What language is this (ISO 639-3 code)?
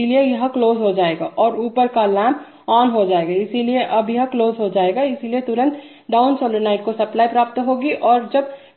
hin